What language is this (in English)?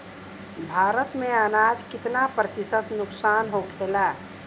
Bhojpuri